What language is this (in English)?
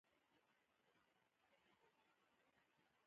Pashto